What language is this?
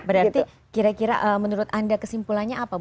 Indonesian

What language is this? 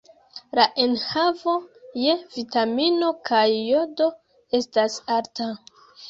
Esperanto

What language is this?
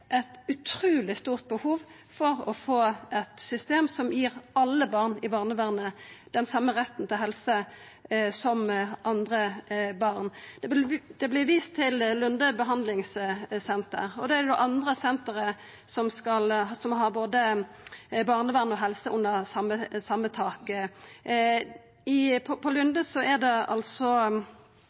Norwegian Nynorsk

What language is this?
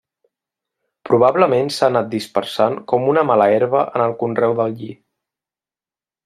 Catalan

